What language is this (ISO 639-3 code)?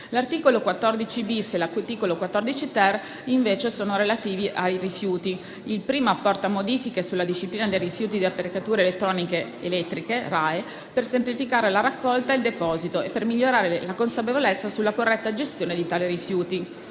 ita